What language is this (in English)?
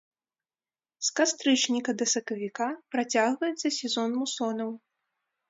Belarusian